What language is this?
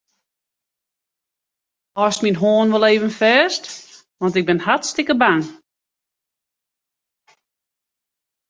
Western Frisian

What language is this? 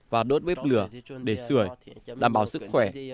Vietnamese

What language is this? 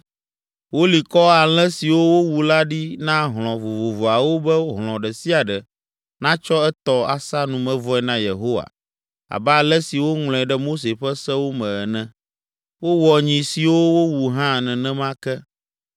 Ewe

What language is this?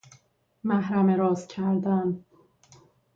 Persian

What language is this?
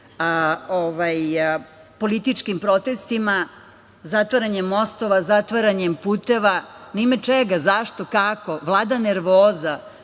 Serbian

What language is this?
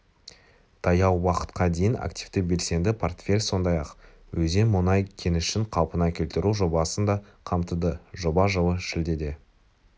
Kazakh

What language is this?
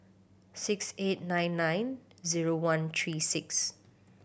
English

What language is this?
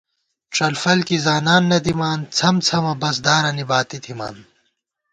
Gawar-Bati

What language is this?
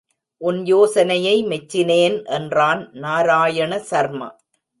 Tamil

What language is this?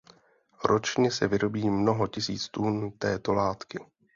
Czech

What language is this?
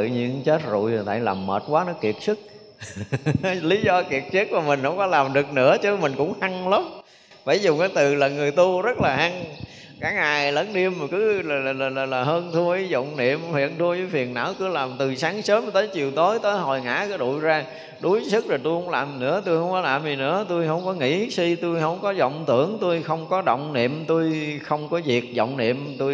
Vietnamese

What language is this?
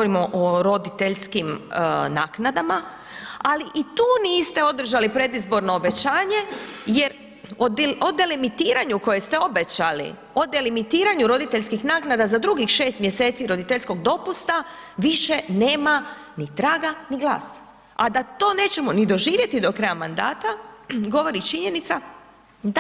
Croatian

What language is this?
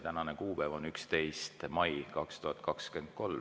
Estonian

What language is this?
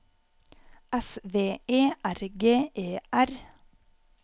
Norwegian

